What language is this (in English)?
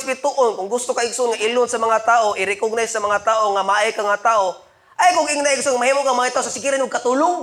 Filipino